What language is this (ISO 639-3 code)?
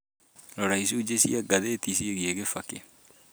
kik